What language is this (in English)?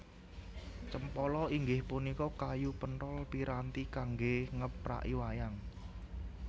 Javanese